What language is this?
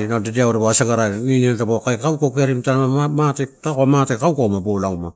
Torau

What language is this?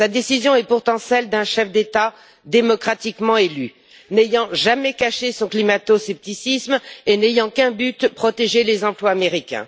French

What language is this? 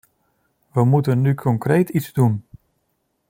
Dutch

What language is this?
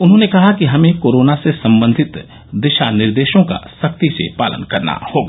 Hindi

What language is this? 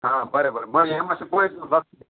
Konkani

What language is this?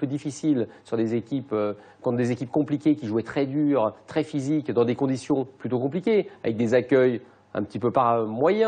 French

